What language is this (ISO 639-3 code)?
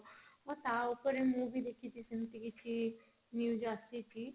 ori